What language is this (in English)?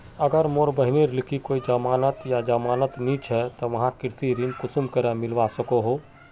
Magahi